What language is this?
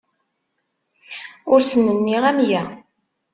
Kabyle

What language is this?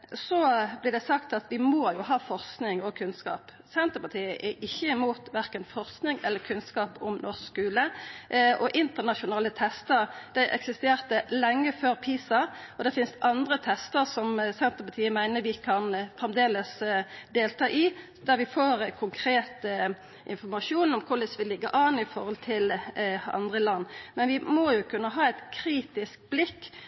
Norwegian Nynorsk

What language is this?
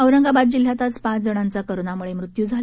Marathi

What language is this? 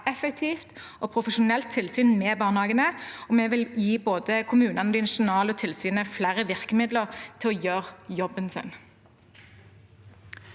Norwegian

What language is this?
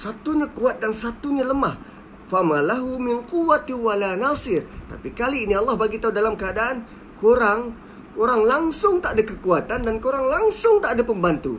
Malay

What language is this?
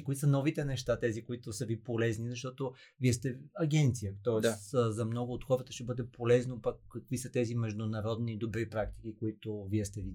Bulgarian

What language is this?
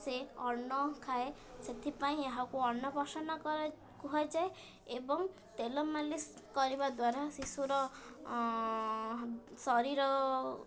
Odia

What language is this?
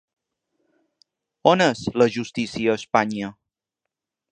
Catalan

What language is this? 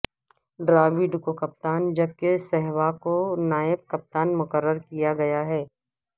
Urdu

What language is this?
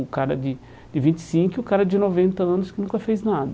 Portuguese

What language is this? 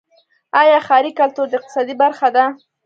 Pashto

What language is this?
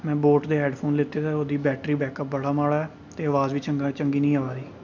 Dogri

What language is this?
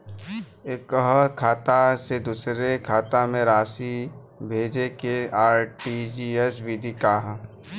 Bhojpuri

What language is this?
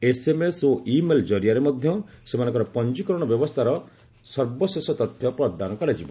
Odia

